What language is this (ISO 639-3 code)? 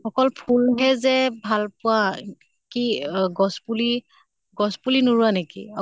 asm